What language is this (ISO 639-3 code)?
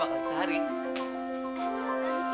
ind